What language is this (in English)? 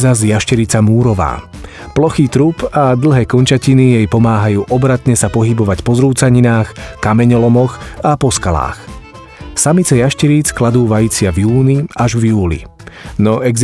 Slovak